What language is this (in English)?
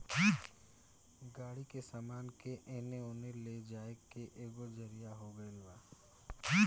Bhojpuri